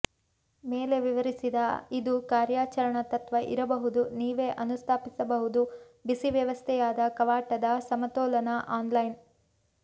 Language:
Kannada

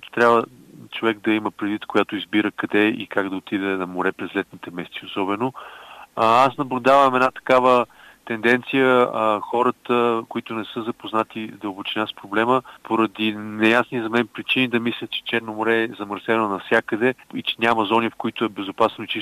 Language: Bulgarian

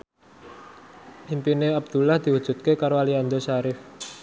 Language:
Javanese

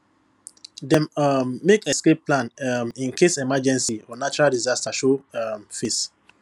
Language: Nigerian Pidgin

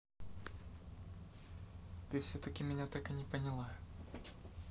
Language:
Russian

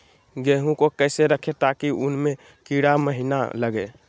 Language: Magahi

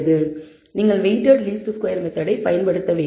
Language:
Tamil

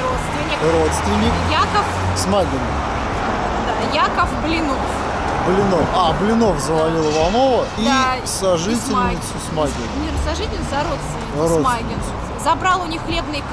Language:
Russian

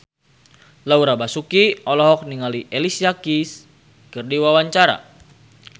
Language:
Sundanese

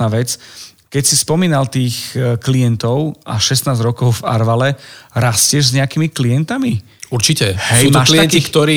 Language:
Slovak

